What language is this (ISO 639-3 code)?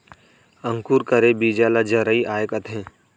hne